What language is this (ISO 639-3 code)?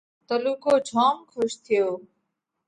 kvx